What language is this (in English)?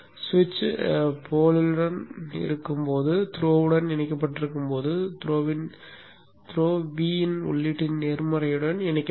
Tamil